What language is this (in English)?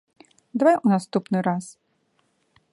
Belarusian